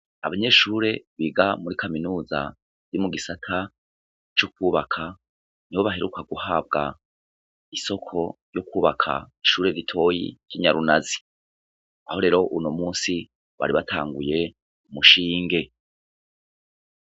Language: Rundi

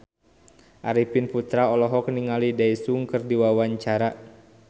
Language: Sundanese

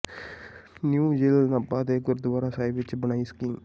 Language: Punjabi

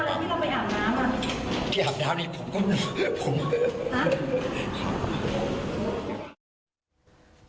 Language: Thai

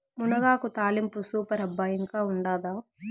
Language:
Telugu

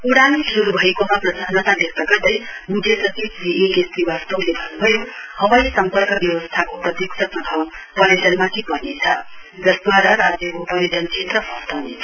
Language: Nepali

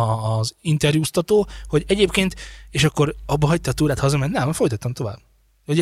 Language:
Hungarian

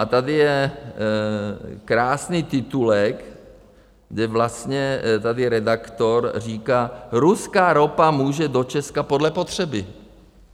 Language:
Czech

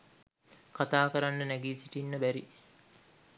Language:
Sinhala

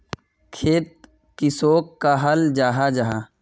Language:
Magahi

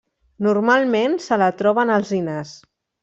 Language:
Catalan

